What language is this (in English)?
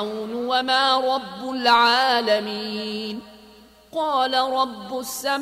Arabic